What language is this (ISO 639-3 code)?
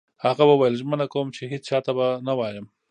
pus